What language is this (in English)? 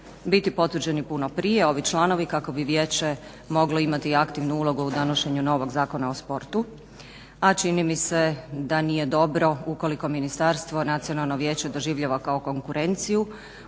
Croatian